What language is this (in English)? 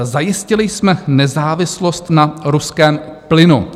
Czech